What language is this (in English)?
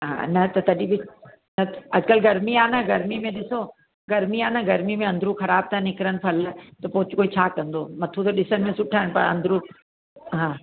Sindhi